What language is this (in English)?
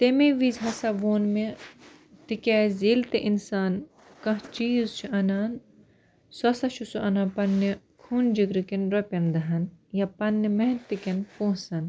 Kashmiri